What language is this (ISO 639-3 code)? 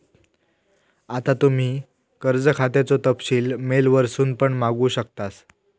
mar